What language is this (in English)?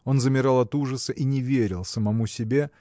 Russian